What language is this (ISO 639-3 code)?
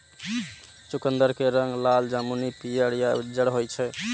mai